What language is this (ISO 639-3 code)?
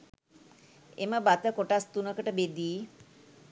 sin